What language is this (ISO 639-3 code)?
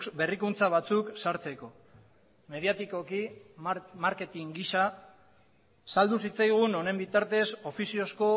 eus